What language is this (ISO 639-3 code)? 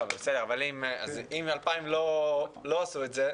heb